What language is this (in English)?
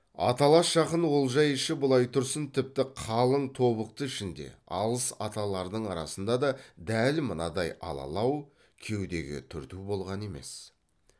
Kazakh